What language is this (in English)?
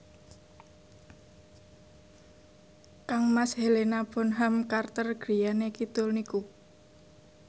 Javanese